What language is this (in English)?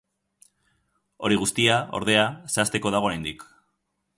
Basque